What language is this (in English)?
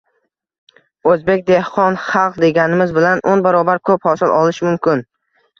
Uzbek